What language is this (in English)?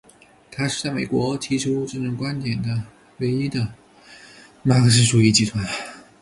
Chinese